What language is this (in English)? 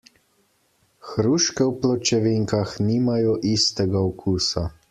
Slovenian